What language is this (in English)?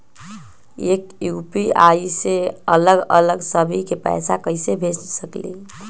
Magahi